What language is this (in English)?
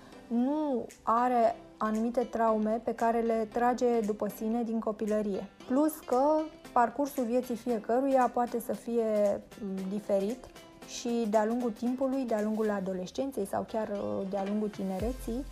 Romanian